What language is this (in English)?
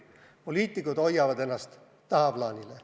Estonian